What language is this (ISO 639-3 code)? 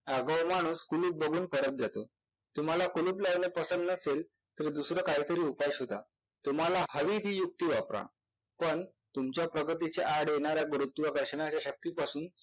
mar